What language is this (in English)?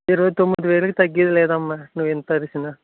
Telugu